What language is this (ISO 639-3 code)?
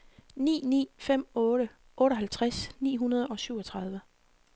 dan